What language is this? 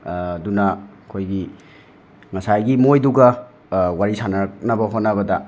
Manipuri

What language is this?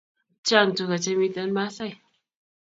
Kalenjin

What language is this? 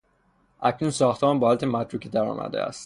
Persian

